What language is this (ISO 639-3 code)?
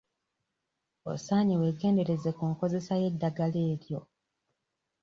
lug